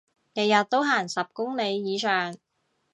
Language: Cantonese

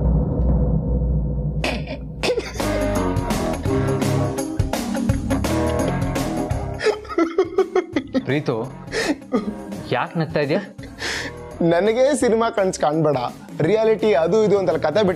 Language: Kannada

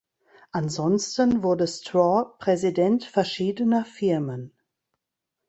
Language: German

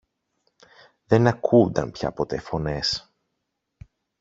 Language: Greek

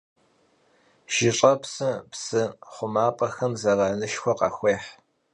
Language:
Kabardian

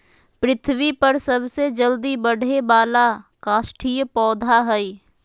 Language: Magahi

